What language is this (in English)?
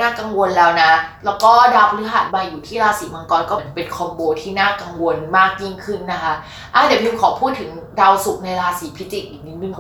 Thai